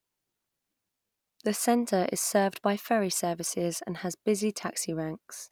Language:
English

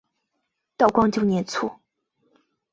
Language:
Chinese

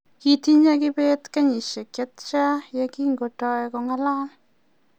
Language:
Kalenjin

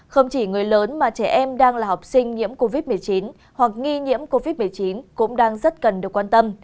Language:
Vietnamese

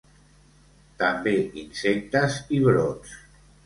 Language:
Catalan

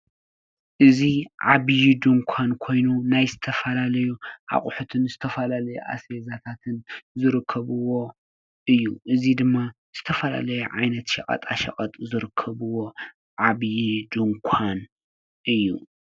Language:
Tigrinya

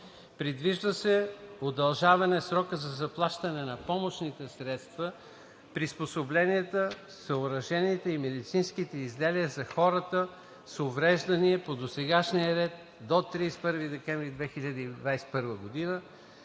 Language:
Bulgarian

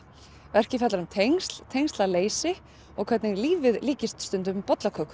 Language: Icelandic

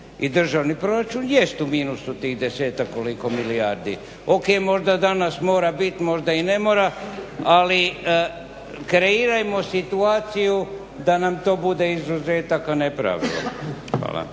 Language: Croatian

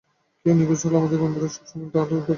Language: Bangla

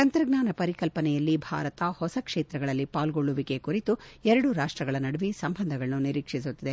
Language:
Kannada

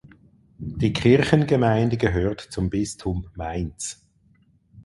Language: German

